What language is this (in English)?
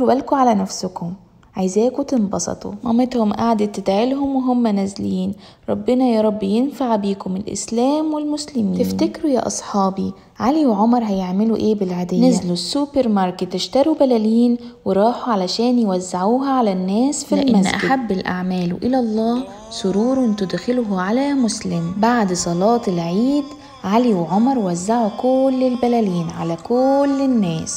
Arabic